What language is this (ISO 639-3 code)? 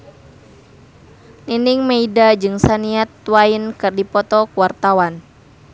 sun